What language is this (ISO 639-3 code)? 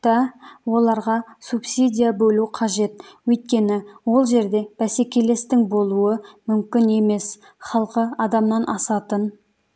kaz